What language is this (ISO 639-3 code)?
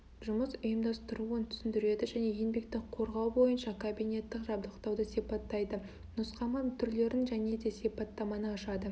kaz